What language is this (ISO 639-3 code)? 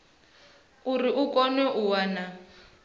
ven